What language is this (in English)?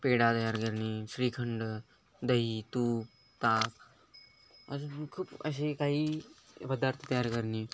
Marathi